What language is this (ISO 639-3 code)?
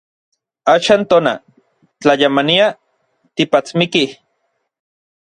nlv